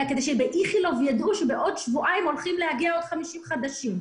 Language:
Hebrew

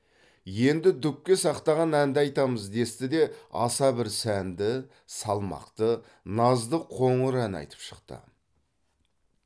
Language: Kazakh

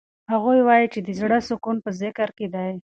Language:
Pashto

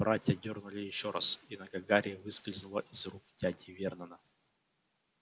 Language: Russian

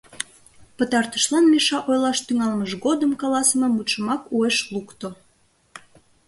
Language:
Mari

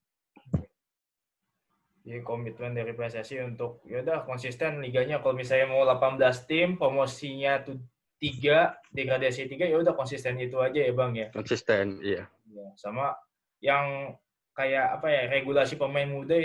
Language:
Indonesian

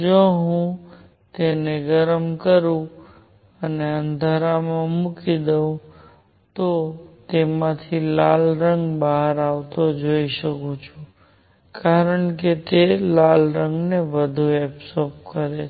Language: Gujarati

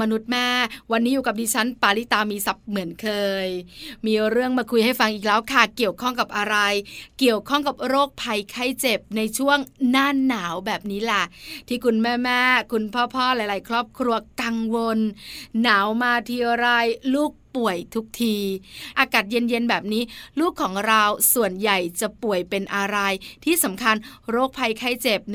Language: Thai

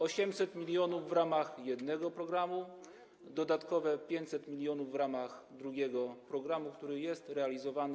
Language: Polish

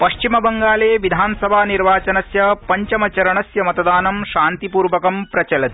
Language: Sanskrit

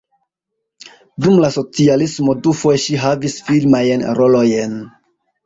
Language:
Esperanto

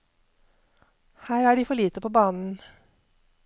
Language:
Norwegian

